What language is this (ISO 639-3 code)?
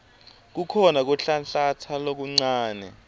ssw